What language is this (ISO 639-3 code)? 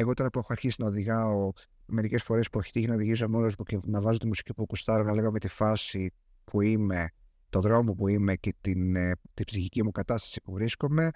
ell